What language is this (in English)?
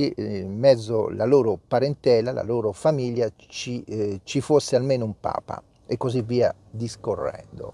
Italian